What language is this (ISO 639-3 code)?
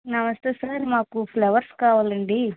tel